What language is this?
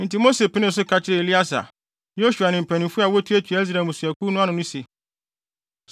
Akan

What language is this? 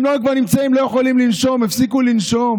Hebrew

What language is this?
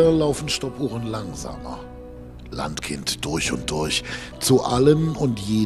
German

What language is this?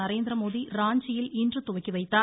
Tamil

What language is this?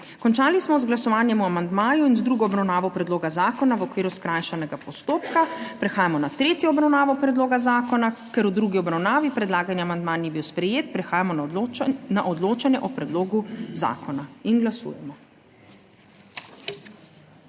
Slovenian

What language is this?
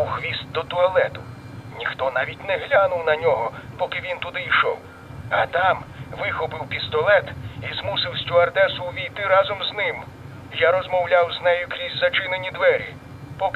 Ukrainian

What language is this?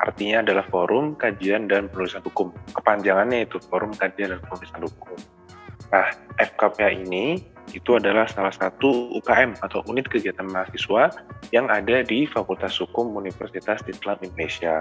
Indonesian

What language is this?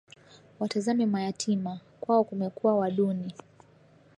Swahili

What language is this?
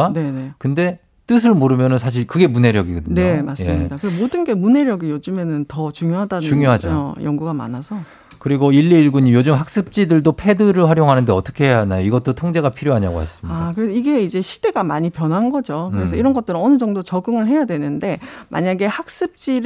Korean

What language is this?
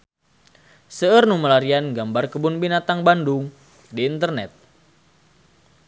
Sundanese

